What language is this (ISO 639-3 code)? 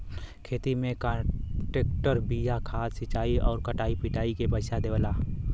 bho